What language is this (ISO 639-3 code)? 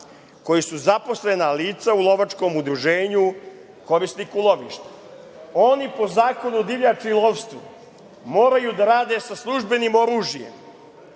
srp